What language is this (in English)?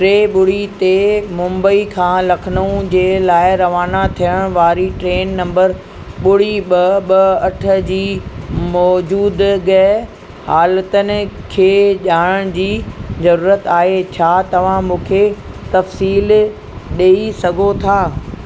Sindhi